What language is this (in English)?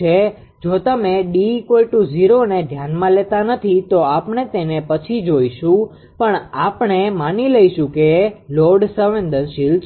Gujarati